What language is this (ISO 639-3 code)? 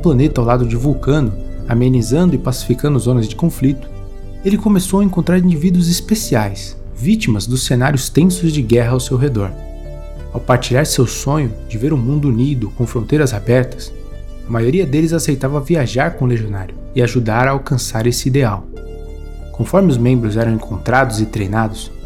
por